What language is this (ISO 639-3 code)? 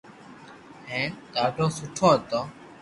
lrk